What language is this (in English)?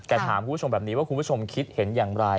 Thai